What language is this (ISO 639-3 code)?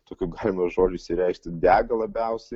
lit